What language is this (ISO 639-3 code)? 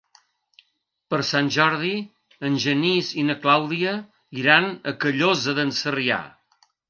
cat